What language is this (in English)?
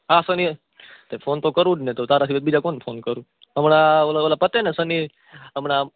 Gujarati